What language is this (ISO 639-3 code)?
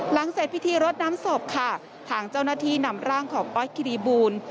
tha